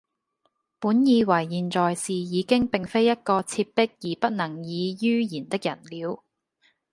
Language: Cantonese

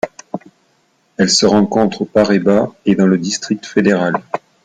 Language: French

